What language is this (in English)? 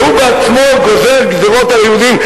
Hebrew